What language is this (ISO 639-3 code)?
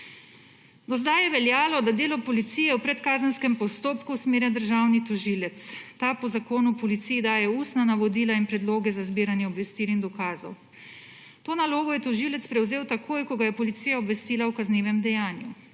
slv